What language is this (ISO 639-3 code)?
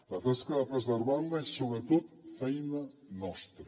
cat